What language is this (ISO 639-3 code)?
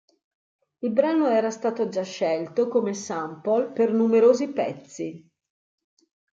ita